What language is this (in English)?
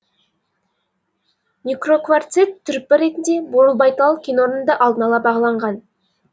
Kazakh